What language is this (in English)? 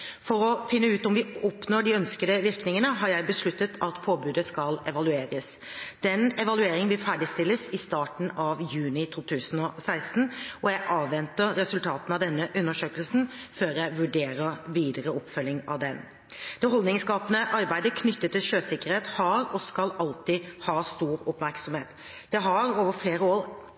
Norwegian Bokmål